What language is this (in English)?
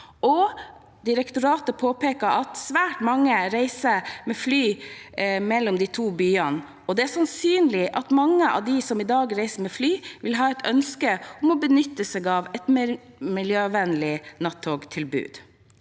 Norwegian